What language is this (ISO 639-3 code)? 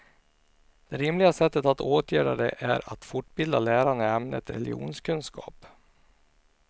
swe